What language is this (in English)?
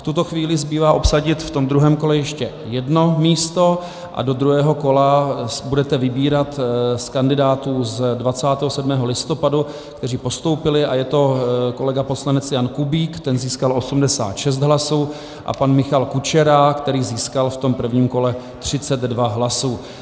Czech